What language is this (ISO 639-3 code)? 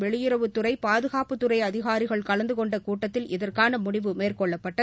tam